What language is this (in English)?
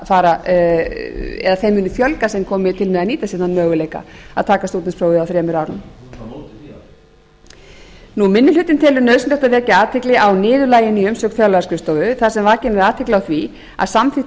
Icelandic